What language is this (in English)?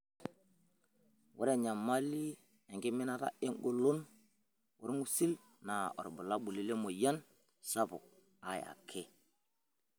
Masai